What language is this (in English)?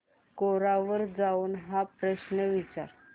Marathi